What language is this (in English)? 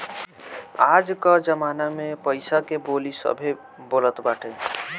Bhojpuri